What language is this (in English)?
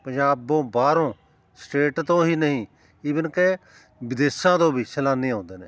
Punjabi